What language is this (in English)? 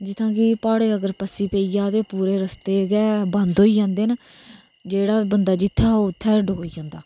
Dogri